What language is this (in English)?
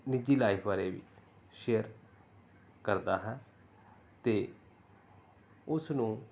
Punjabi